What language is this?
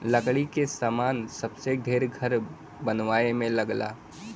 Bhojpuri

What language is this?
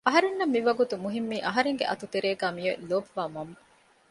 Divehi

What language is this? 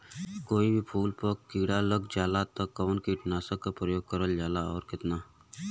Bhojpuri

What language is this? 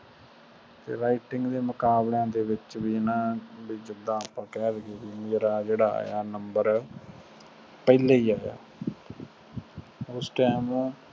Punjabi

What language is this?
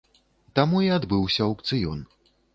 Belarusian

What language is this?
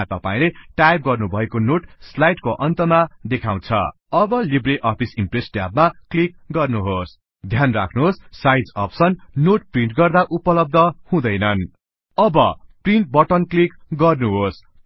Nepali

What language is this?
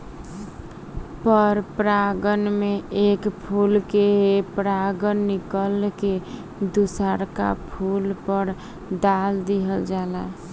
Bhojpuri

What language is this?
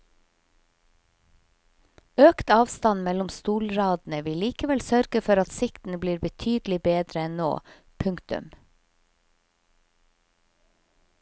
Norwegian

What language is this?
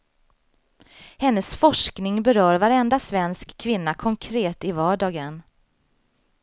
Swedish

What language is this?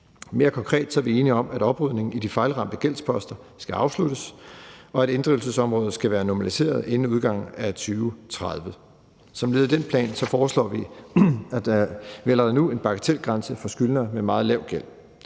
Danish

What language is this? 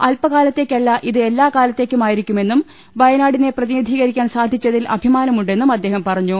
Malayalam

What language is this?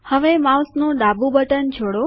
Gujarati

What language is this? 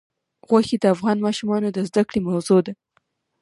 Pashto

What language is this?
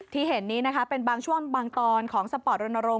Thai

